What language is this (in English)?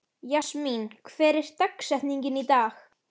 Icelandic